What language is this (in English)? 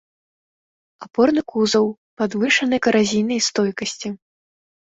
Belarusian